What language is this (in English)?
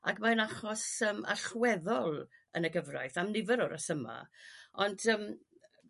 Welsh